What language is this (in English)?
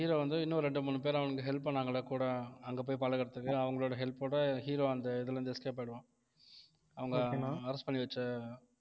Tamil